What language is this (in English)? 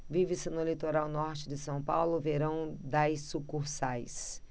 Portuguese